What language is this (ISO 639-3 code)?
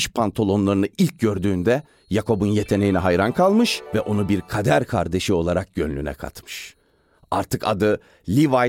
tur